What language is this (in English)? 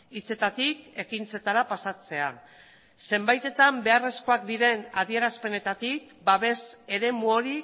Basque